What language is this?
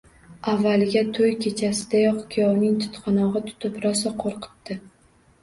Uzbek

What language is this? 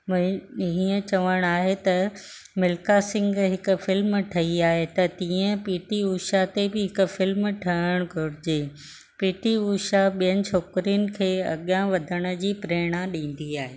Sindhi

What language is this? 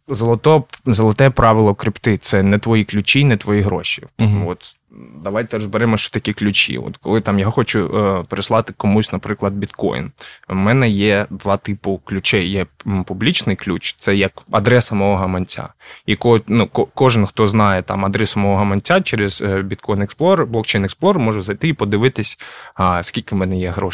Ukrainian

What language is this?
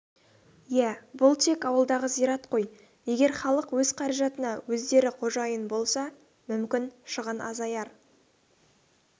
Kazakh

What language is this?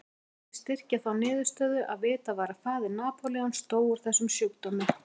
Icelandic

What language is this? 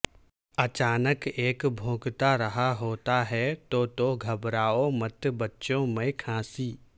Urdu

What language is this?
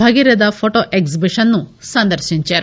Telugu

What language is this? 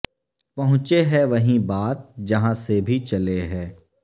Urdu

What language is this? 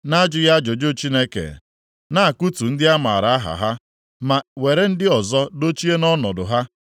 Igbo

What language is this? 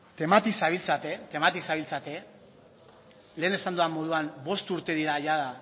Basque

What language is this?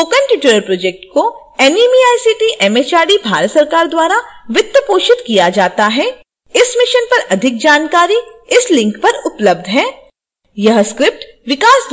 Hindi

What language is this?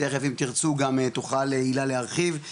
Hebrew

